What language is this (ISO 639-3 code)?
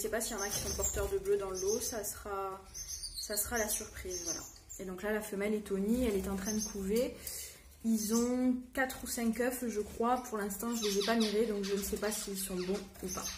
fra